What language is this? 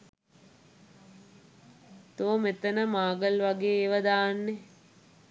Sinhala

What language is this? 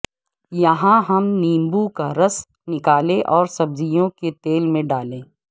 Urdu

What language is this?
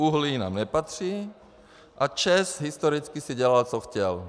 Czech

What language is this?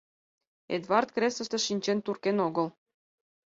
Mari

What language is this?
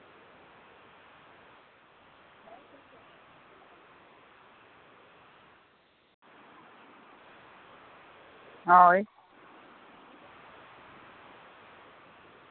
Santali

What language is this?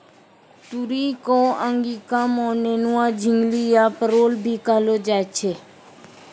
Maithili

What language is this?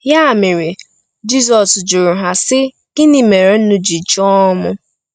Igbo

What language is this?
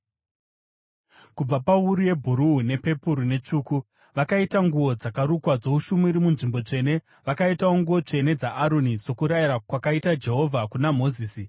Shona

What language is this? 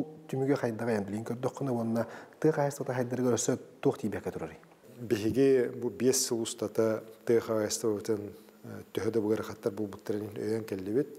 Arabic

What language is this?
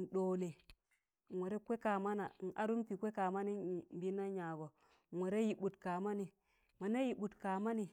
Tangale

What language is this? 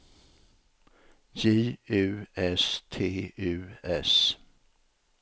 Swedish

